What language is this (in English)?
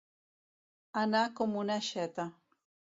Catalan